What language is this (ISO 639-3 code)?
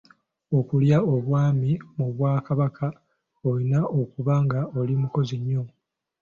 lug